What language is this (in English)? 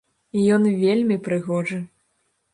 Belarusian